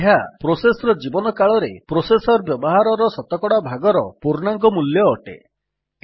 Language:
Odia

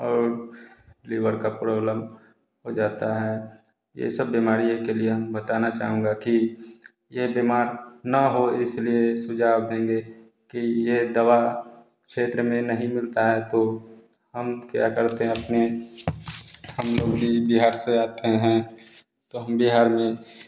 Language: Hindi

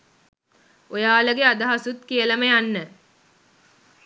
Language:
Sinhala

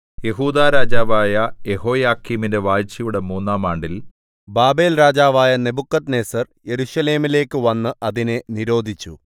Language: Malayalam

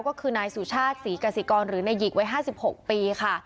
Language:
Thai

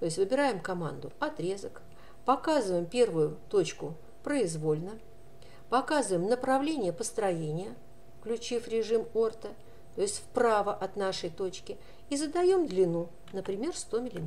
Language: Russian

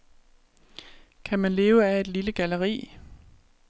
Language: Danish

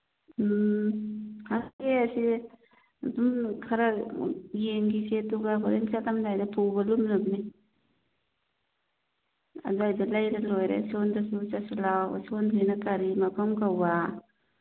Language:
Manipuri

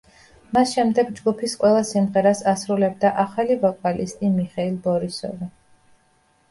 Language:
Georgian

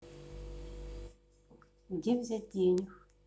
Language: Russian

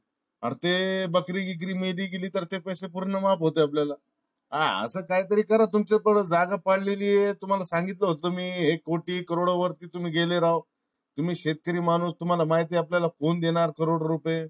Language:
Marathi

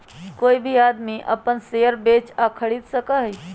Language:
Magahi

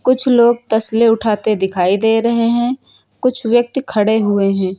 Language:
Hindi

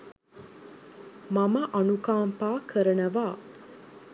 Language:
Sinhala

